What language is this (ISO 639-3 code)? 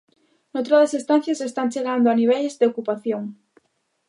glg